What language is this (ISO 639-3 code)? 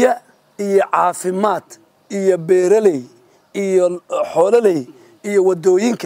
ara